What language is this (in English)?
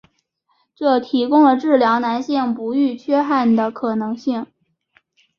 Chinese